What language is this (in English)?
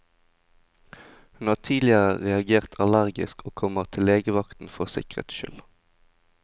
Norwegian